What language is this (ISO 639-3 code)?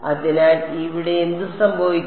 mal